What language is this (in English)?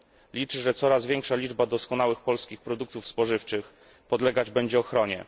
Polish